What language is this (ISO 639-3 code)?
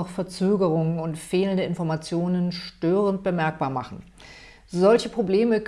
deu